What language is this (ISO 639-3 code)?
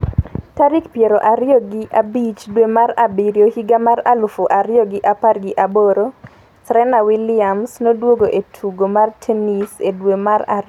luo